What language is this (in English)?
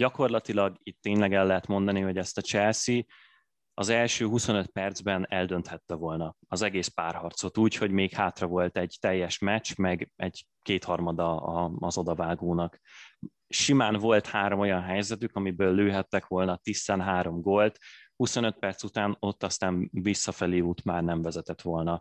Hungarian